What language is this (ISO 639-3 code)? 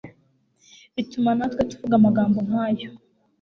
kin